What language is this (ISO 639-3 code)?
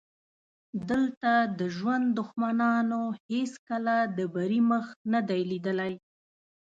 pus